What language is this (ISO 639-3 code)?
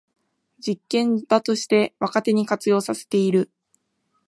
jpn